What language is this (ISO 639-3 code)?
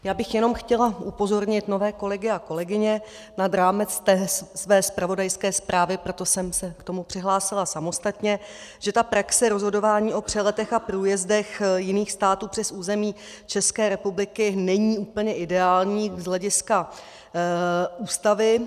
ces